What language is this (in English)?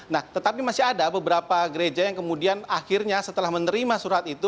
Indonesian